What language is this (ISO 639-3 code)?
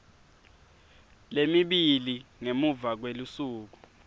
ssw